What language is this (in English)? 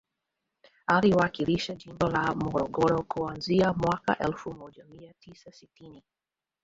Swahili